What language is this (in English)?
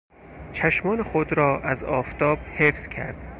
Persian